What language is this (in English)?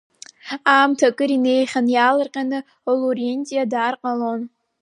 Abkhazian